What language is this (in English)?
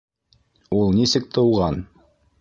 Bashkir